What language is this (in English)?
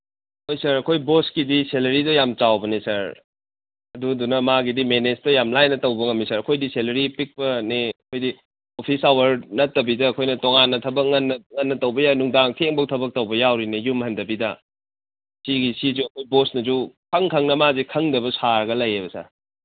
Manipuri